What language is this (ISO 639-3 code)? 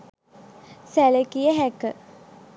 sin